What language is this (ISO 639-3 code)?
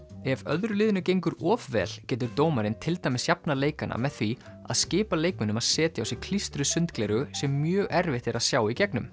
isl